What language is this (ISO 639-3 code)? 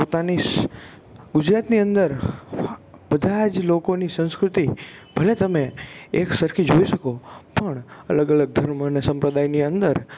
guj